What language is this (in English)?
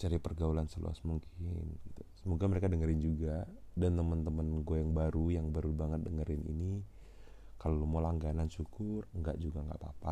Indonesian